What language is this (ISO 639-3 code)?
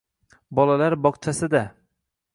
uzb